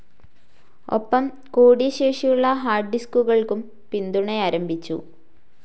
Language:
Malayalam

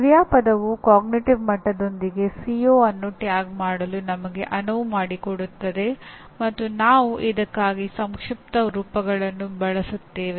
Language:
Kannada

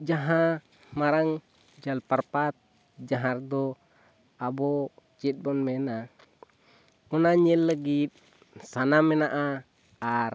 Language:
Santali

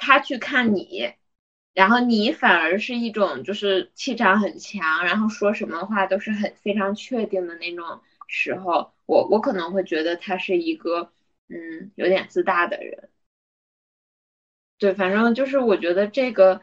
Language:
Chinese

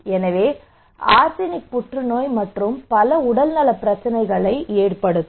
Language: Tamil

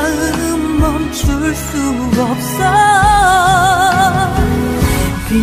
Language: Korean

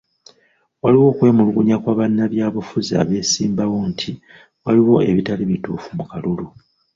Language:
Ganda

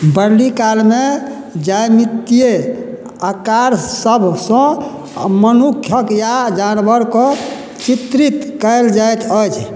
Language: Maithili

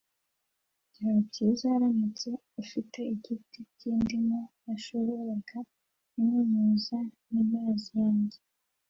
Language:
Kinyarwanda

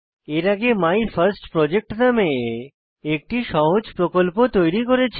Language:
Bangla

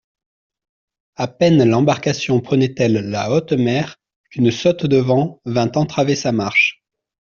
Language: French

